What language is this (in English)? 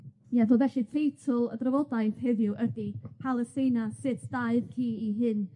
Welsh